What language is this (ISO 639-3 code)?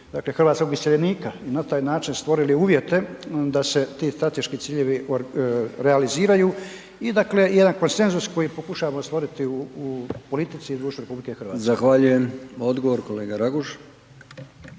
hrv